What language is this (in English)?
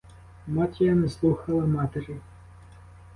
Ukrainian